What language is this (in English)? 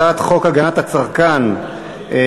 Hebrew